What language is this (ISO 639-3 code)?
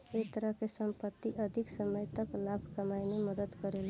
bho